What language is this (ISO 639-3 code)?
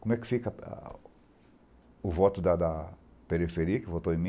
por